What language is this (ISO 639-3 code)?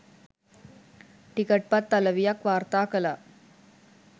sin